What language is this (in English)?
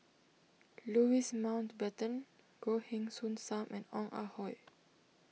English